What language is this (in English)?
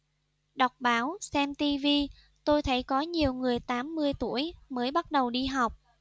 Vietnamese